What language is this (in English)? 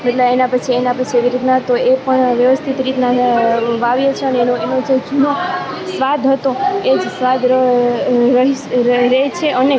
Gujarati